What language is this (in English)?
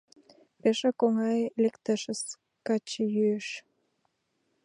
Mari